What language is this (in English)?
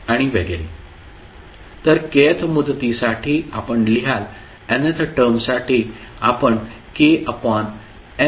Marathi